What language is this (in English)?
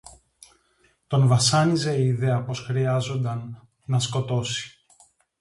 Greek